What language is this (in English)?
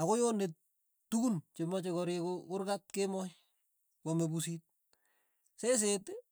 Tugen